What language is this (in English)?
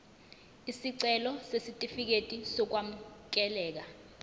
Zulu